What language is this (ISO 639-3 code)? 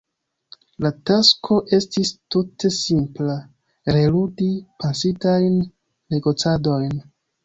epo